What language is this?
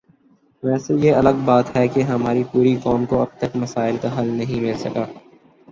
Urdu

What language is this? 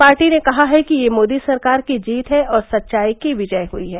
Hindi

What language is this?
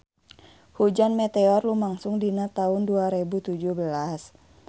Sundanese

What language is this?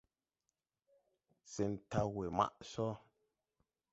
Tupuri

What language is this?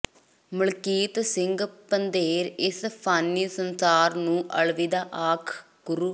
Punjabi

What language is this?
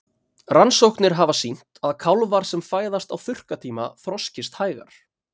Icelandic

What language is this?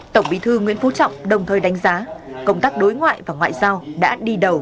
Vietnamese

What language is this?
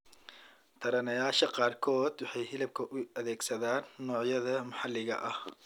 Somali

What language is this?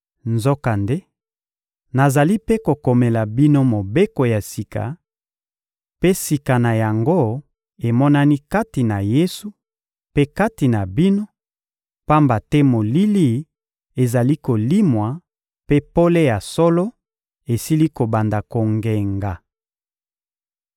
Lingala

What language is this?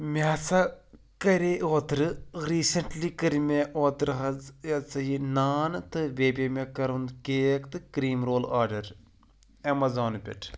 Kashmiri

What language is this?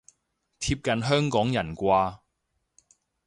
Cantonese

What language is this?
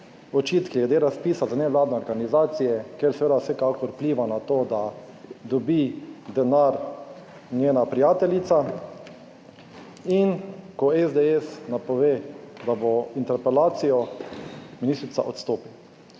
Slovenian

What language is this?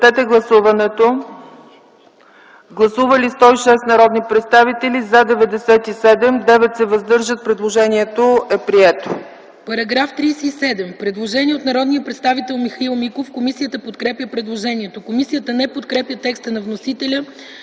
Bulgarian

